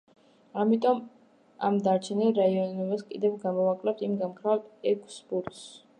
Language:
Georgian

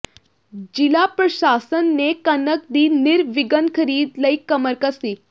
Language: Punjabi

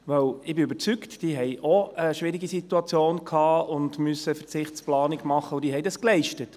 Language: Swiss German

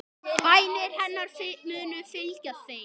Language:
Icelandic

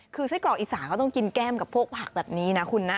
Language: Thai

